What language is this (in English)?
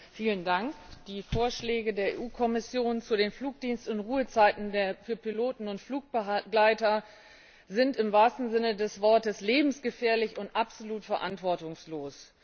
German